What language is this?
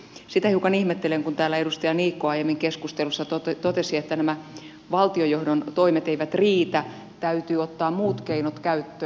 Finnish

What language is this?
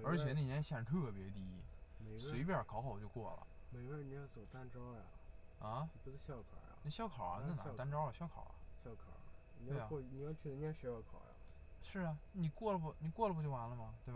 Chinese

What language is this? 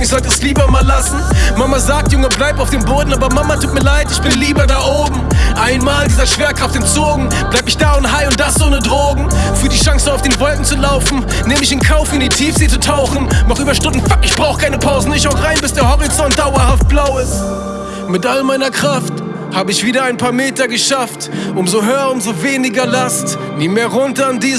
German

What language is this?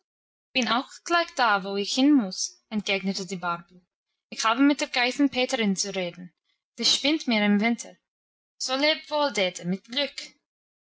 German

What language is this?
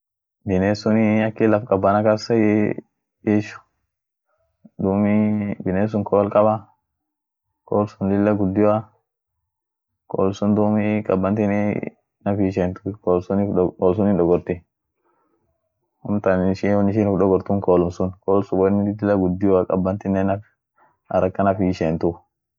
Orma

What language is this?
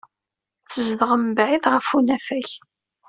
Kabyle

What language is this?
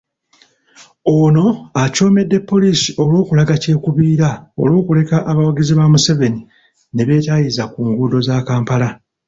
Ganda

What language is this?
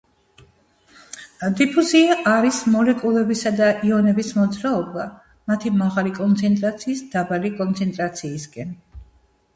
Georgian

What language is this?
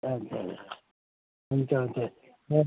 Nepali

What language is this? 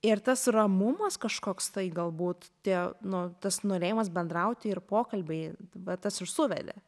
Lithuanian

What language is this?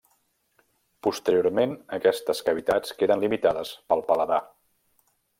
Catalan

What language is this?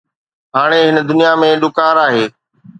Sindhi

